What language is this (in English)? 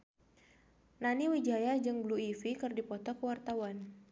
Sundanese